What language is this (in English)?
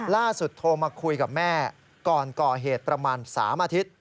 Thai